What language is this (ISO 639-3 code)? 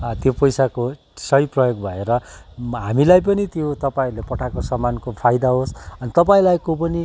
nep